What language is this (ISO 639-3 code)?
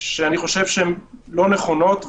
heb